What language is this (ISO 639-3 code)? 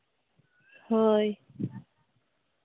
sat